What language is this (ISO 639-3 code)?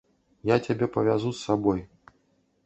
bel